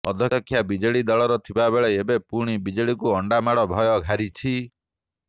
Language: Odia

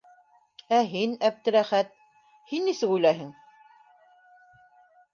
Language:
Bashkir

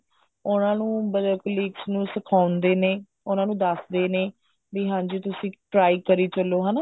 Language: Punjabi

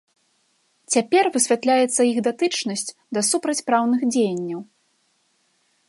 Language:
Belarusian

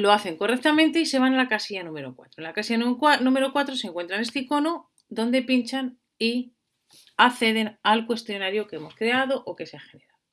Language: Spanish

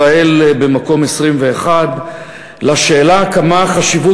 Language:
Hebrew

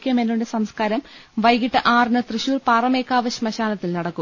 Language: Malayalam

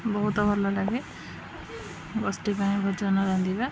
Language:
Odia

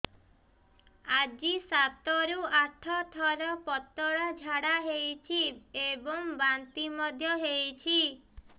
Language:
Odia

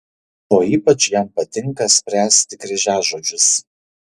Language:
Lithuanian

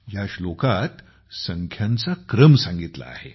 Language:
Marathi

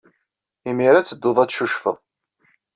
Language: Kabyle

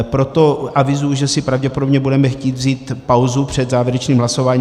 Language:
Czech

